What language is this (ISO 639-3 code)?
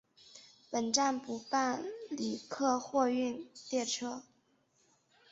zho